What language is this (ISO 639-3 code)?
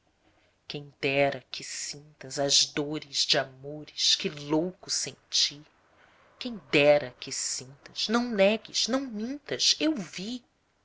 por